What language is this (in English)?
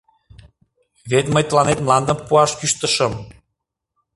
Mari